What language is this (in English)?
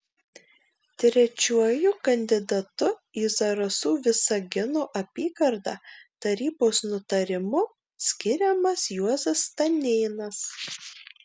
Lithuanian